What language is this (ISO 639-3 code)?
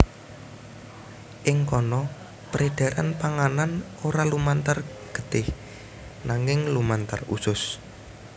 jav